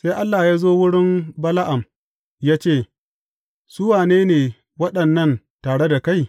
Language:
Hausa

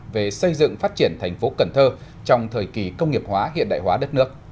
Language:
Vietnamese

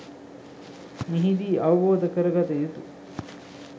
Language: Sinhala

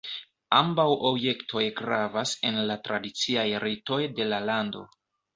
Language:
Esperanto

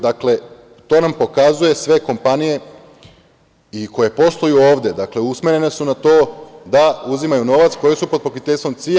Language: Serbian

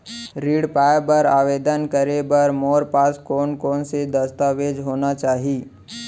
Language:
Chhattisgarhi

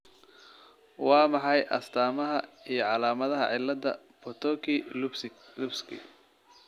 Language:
Somali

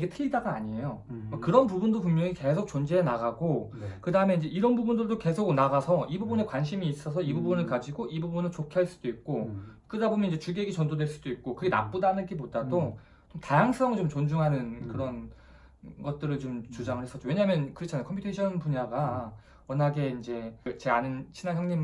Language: Korean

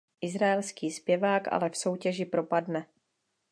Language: Czech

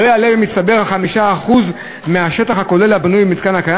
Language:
Hebrew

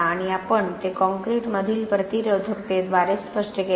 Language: Marathi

